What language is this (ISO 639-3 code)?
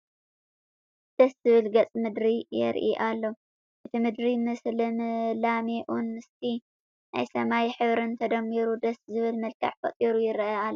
tir